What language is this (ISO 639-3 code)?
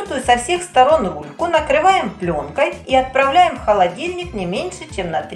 rus